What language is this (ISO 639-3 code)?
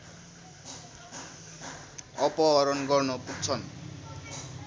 nep